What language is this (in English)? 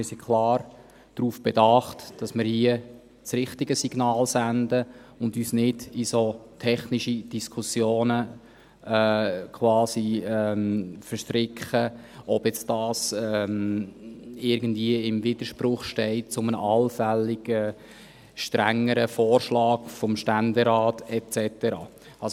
Swiss German